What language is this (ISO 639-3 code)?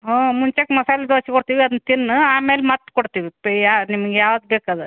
kan